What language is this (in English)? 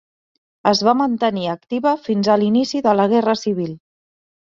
Catalan